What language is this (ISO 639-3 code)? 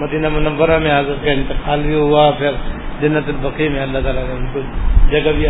urd